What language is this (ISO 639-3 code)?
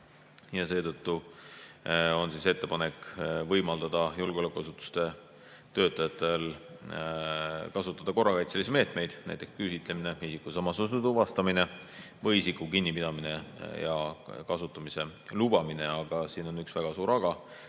est